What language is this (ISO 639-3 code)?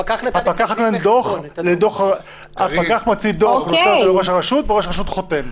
heb